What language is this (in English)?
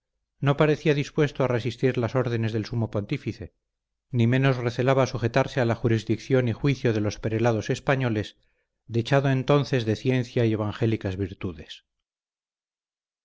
Spanish